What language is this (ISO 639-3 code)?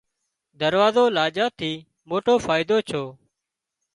kxp